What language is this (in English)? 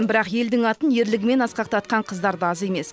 Kazakh